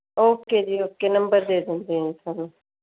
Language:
Punjabi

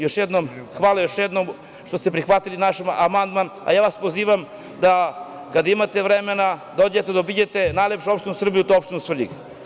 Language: Serbian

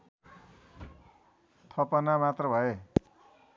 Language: Nepali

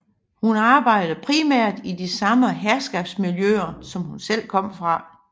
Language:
Danish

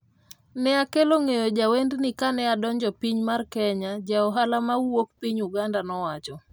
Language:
Luo (Kenya and Tanzania)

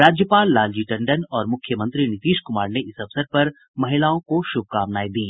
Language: Hindi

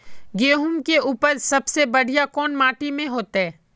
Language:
Magahi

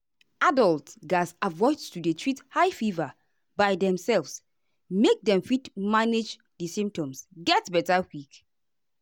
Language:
Nigerian Pidgin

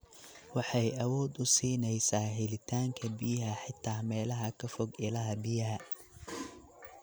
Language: Somali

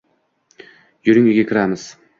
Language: Uzbek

